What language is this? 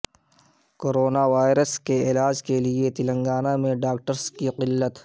Urdu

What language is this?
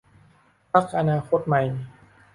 Thai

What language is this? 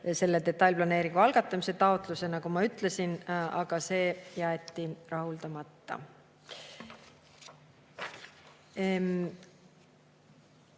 Estonian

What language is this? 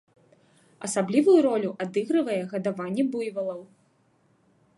Belarusian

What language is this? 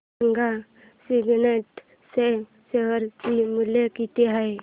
Marathi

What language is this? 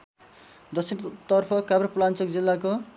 Nepali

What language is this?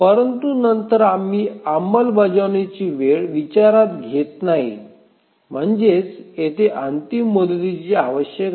Marathi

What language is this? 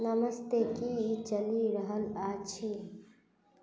Maithili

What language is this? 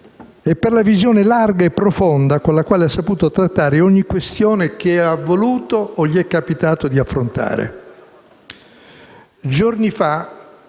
Italian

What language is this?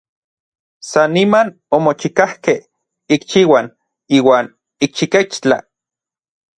Orizaba Nahuatl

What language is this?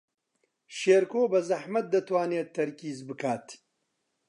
Central Kurdish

